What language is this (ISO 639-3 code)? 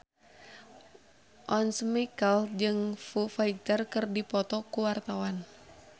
sun